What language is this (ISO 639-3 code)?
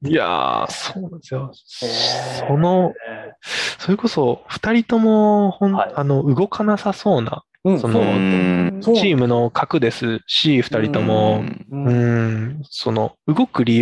jpn